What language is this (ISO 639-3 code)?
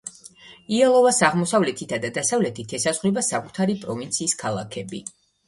kat